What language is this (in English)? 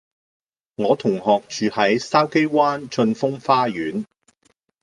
Cantonese